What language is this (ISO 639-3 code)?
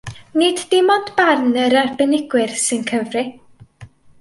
cym